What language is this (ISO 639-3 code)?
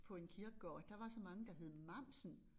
dan